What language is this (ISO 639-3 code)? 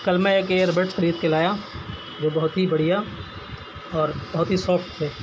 urd